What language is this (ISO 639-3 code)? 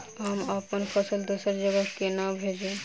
mai